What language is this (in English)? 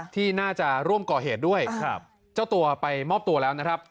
Thai